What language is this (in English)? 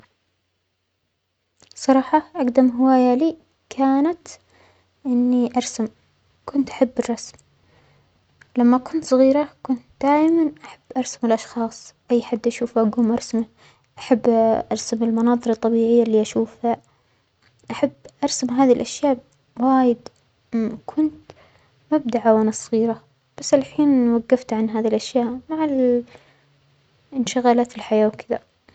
Omani Arabic